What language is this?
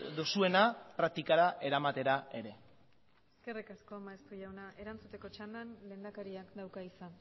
Basque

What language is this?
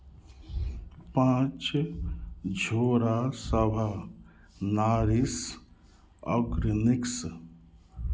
Maithili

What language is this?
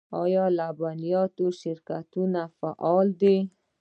Pashto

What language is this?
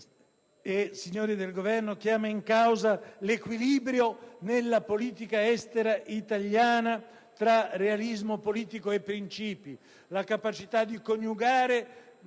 Italian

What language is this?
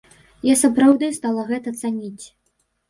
Belarusian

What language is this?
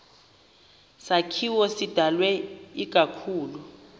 Xhosa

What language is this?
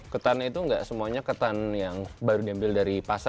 Indonesian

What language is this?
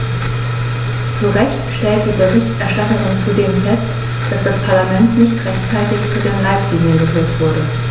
German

